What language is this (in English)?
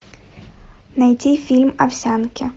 Russian